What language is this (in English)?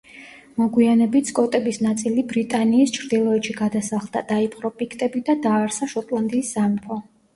Georgian